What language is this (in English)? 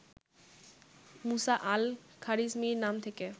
Bangla